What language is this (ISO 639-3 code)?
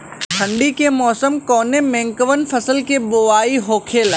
bho